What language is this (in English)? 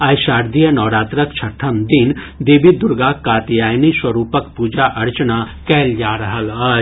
Maithili